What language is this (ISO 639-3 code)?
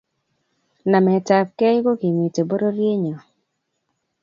kln